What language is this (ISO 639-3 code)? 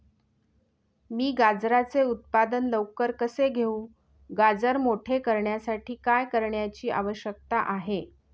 mar